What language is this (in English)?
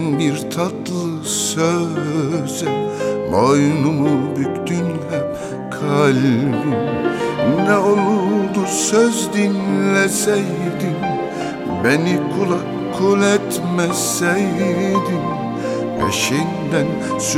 Turkish